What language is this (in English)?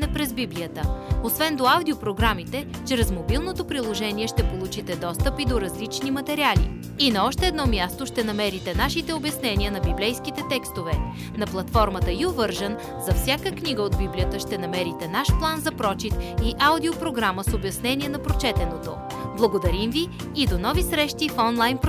Bulgarian